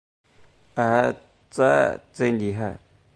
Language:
Chinese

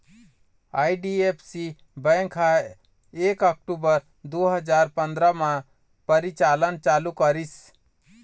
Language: Chhattisgarhi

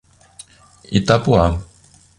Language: Portuguese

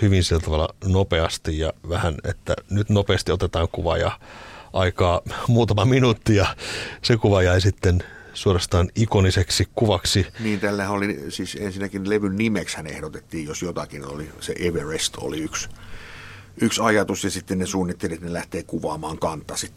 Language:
Finnish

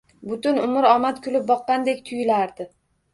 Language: Uzbek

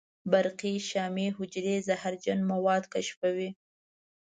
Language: Pashto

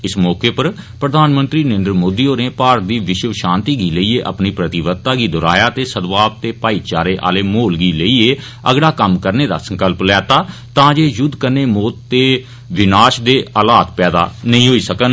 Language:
Dogri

